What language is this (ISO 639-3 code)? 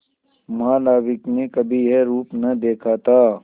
hin